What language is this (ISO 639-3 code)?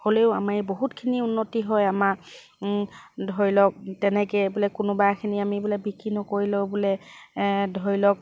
asm